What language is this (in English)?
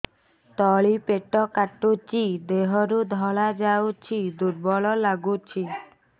Odia